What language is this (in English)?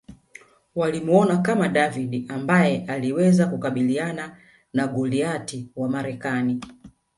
Swahili